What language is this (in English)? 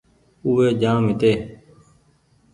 Goaria